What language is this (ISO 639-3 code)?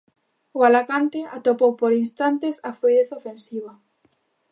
glg